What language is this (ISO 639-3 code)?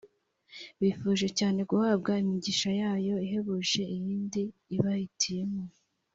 kin